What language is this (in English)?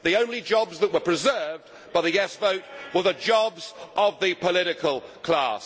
English